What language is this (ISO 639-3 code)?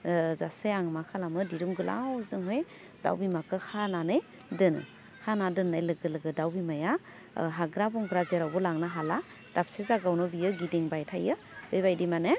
brx